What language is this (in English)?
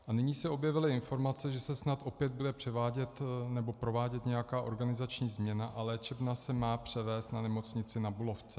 Czech